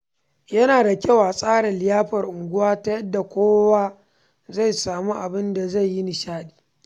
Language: Hausa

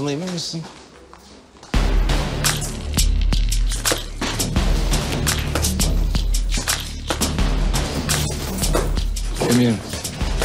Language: Turkish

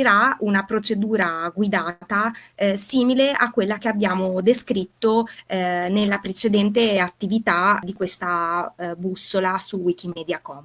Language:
Italian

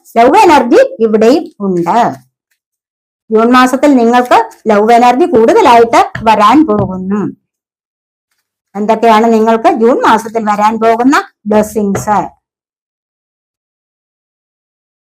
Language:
Arabic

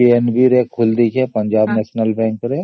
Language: Odia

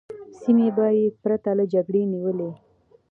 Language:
Pashto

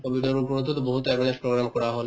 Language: Assamese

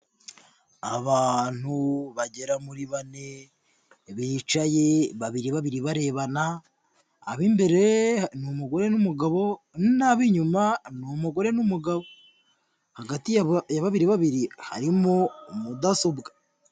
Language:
Kinyarwanda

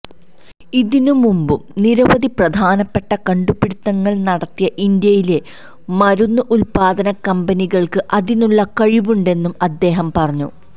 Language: Malayalam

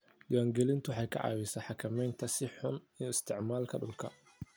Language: Somali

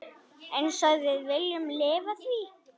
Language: Icelandic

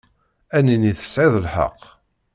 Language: Kabyle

